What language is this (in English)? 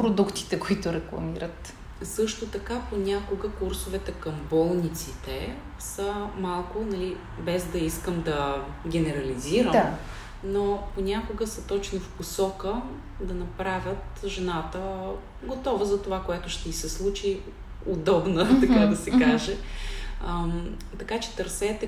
Bulgarian